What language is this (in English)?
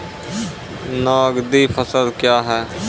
Maithili